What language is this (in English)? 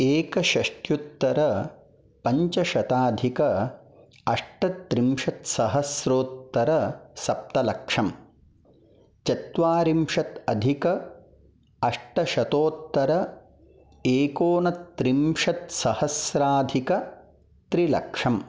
Sanskrit